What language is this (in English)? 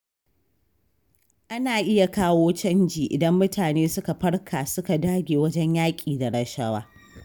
Hausa